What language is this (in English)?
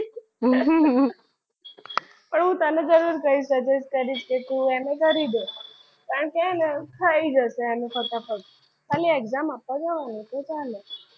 Gujarati